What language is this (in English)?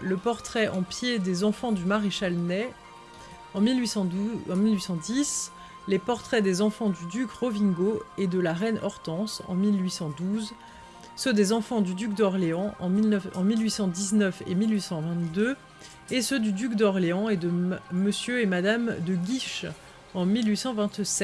French